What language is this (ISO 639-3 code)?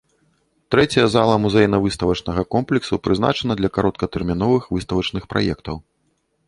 bel